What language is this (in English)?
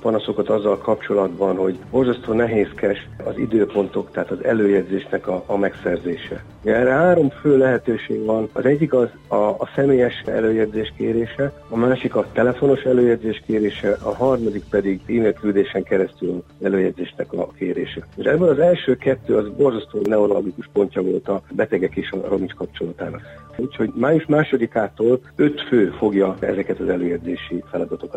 Hungarian